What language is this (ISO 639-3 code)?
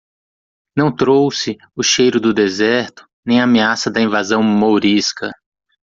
por